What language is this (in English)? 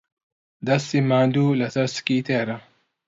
Central Kurdish